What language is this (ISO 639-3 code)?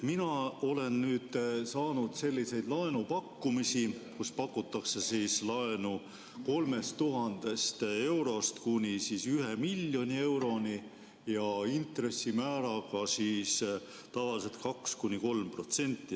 est